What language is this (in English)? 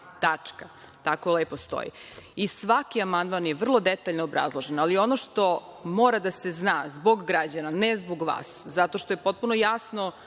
Serbian